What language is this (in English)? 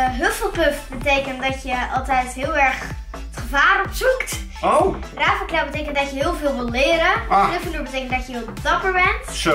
Dutch